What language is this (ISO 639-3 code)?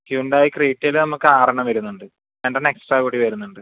mal